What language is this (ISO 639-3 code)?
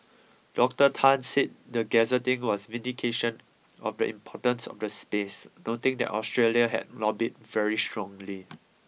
eng